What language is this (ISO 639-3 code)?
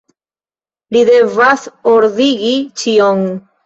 epo